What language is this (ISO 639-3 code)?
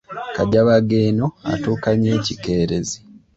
lug